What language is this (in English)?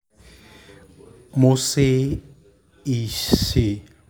Yoruba